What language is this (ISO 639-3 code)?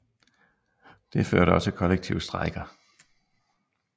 dan